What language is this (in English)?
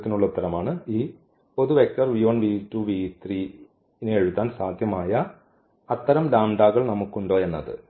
Malayalam